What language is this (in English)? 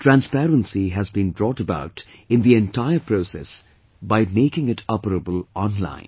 English